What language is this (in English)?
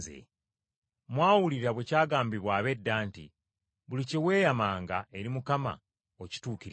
Ganda